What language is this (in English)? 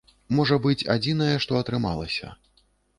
Belarusian